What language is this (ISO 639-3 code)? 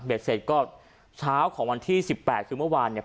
tha